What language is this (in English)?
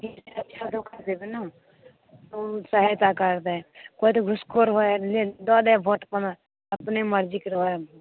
Maithili